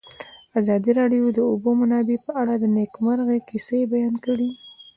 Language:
Pashto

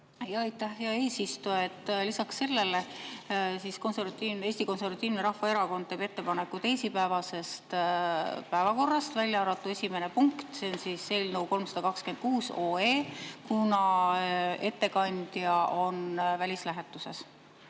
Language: Estonian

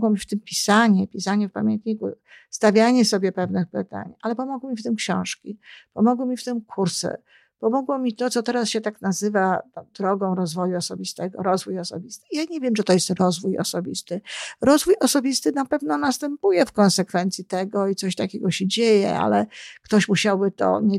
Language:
Polish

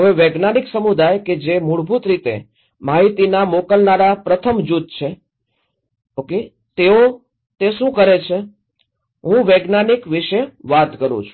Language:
Gujarati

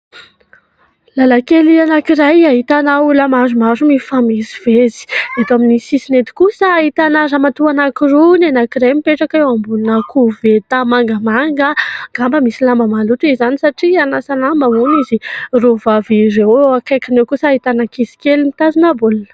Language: Malagasy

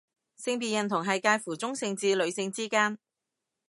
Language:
Cantonese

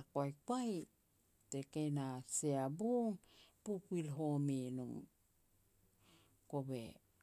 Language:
Petats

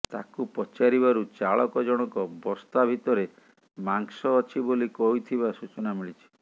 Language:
Odia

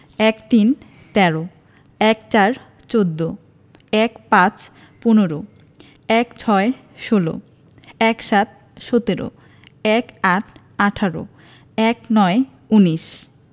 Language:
Bangla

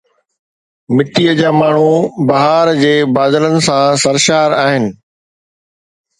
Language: Sindhi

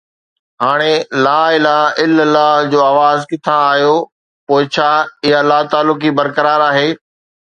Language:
Sindhi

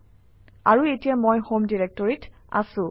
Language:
Assamese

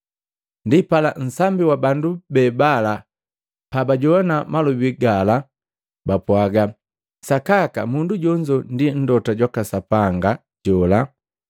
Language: Matengo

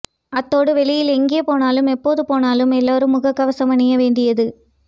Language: Tamil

